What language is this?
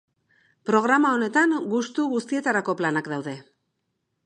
Basque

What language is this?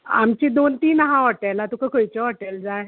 Konkani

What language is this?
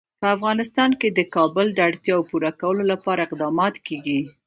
Pashto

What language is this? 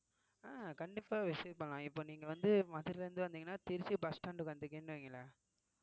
Tamil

